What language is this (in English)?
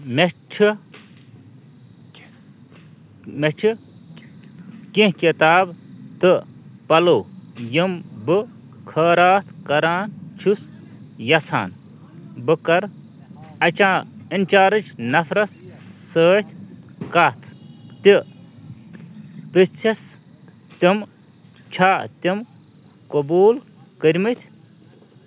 Kashmiri